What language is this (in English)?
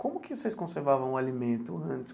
Portuguese